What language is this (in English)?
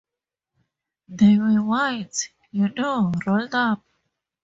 English